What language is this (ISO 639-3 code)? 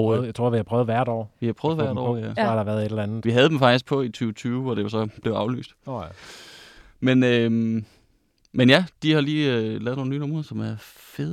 dan